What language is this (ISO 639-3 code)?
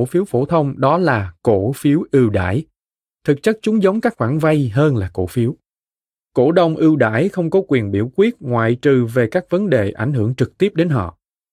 vie